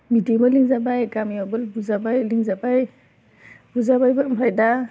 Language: Bodo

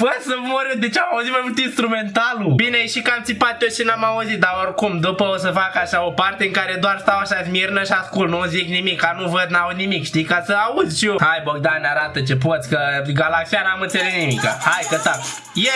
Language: Romanian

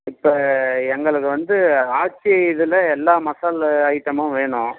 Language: Tamil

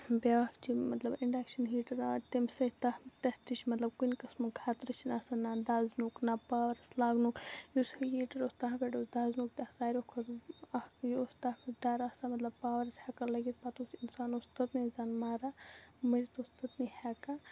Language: Kashmiri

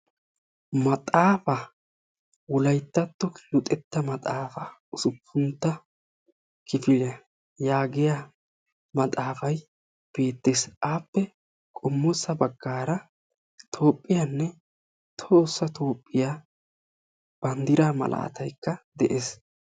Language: Wolaytta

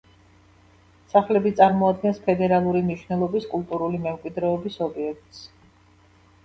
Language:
Georgian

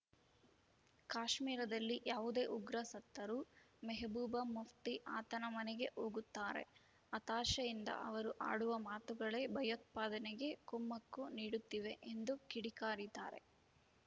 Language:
Kannada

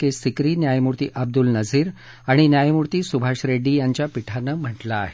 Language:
Marathi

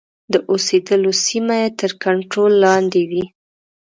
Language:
Pashto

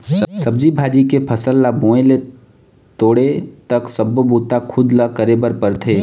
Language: Chhattisgarhi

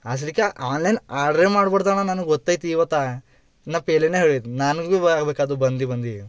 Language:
Kannada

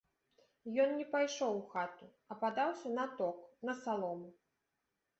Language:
Belarusian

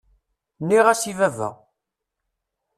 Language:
Kabyle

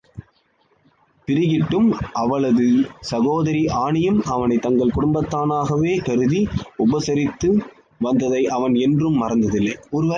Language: Tamil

